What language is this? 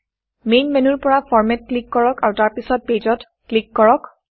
Assamese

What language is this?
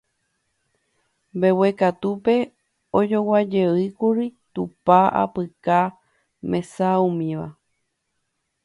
Guarani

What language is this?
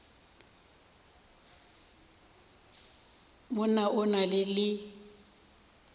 Northern Sotho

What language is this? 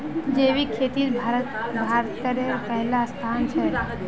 Magahi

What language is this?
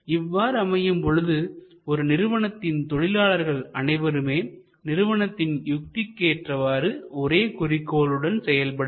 Tamil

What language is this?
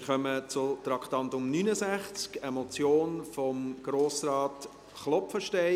Swiss German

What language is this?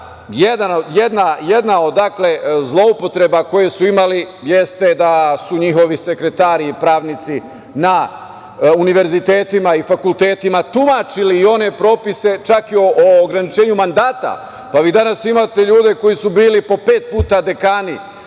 Serbian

